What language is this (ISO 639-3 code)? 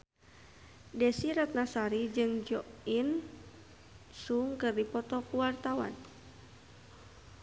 sun